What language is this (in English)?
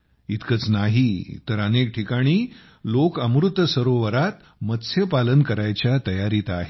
Marathi